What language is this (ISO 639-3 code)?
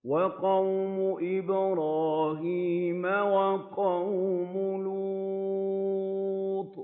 ara